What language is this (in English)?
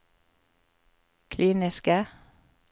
Norwegian